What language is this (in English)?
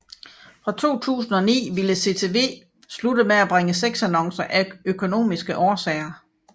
Danish